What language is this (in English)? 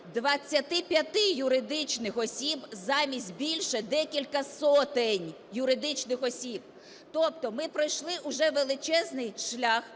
Ukrainian